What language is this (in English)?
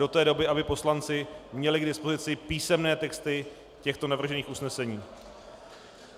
Czech